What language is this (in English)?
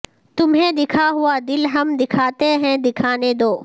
Urdu